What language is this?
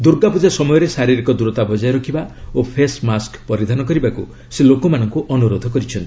Odia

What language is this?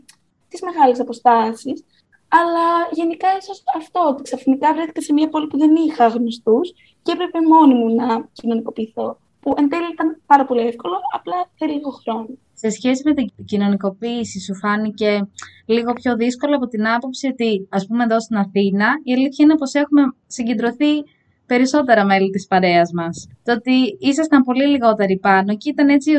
Greek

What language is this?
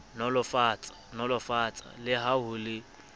Southern Sotho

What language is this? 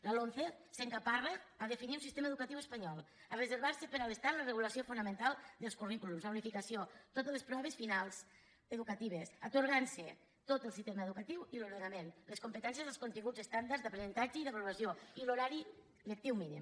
Catalan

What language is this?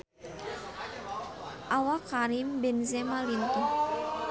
Sundanese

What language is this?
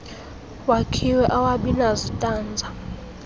Xhosa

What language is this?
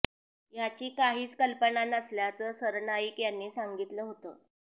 Marathi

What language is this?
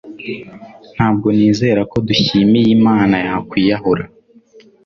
Kinyarwanda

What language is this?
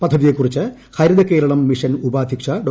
Malayalam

